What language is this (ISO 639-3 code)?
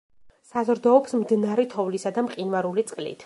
kat